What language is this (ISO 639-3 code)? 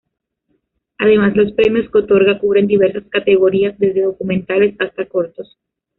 spa